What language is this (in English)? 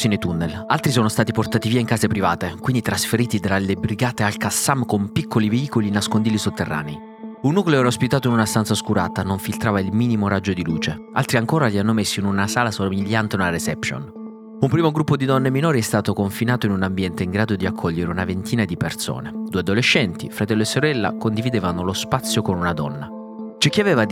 Italian